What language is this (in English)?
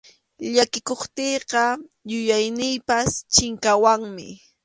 Arequipa-La Unión Quechua